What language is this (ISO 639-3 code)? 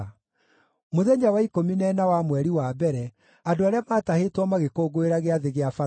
kik